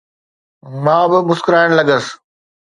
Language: Sindhi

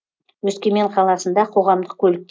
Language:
Kazakh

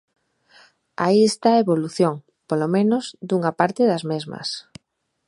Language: Galician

